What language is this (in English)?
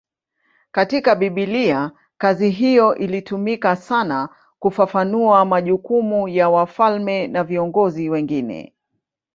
Swahili